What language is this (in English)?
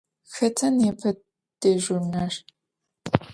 Adyghe